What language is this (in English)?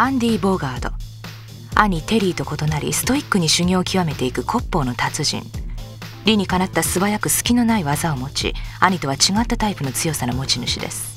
Japanese